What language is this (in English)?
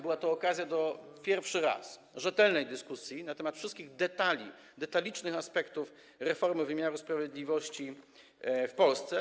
Polish